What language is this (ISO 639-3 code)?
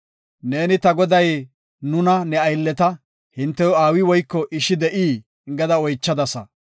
gof